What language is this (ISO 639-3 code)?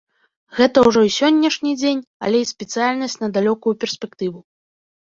bel